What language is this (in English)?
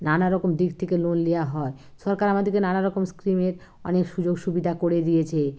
Bangla